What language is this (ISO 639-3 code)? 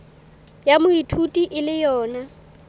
sot